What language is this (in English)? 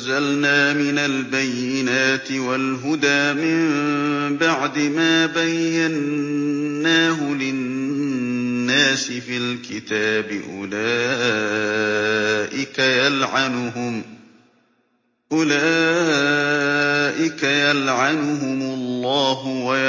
Arabic